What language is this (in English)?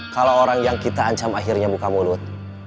Indonesian